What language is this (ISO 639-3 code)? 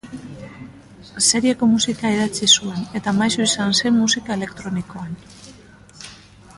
eus